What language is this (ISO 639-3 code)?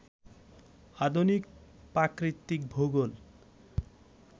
ben